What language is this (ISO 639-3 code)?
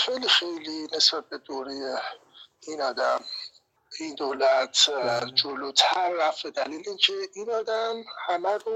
fas